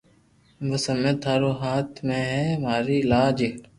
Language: Loarki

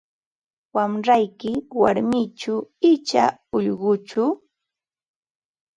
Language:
Ambo-Pasco Quechua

